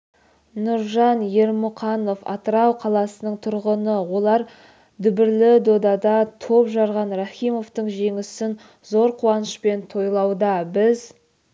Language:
Kazakh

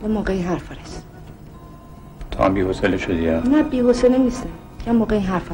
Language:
Persian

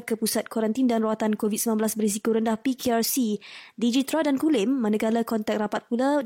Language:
Malay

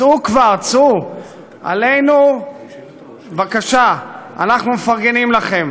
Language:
Hebrew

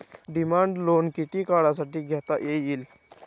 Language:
Marathi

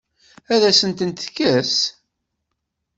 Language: Kabyle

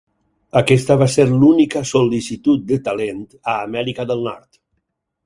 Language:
Catalan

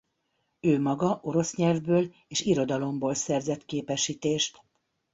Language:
Hungarian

